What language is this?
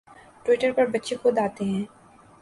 Urdu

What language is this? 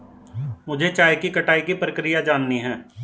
Hindi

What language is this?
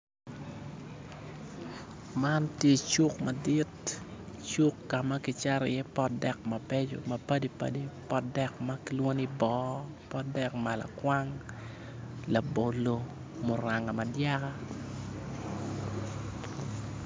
Acoli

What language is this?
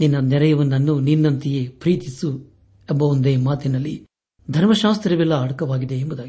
Kannada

